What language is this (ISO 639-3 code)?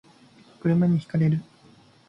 jpn